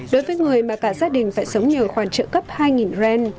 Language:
Vietnamese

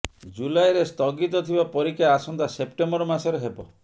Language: Odia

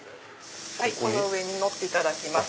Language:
Japanese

